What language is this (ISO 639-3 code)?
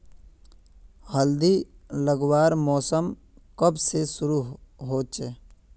mag